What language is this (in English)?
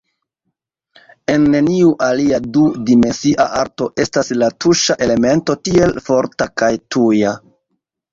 Esperanto